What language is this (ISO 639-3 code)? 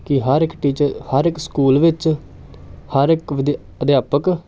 pan